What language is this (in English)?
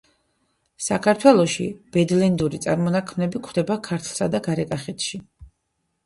Georgian